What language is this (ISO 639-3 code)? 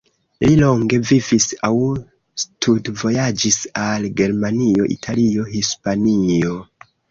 epo